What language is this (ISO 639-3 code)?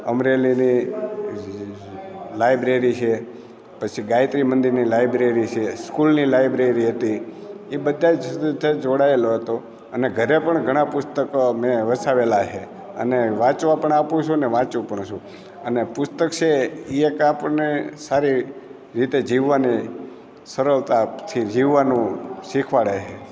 guj